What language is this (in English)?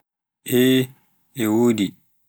Pular